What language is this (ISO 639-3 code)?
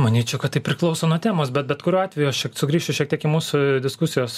lit